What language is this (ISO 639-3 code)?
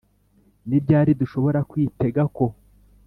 kin